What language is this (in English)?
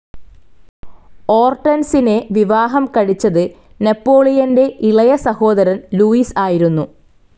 Malayalam